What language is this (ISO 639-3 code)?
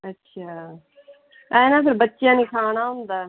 pan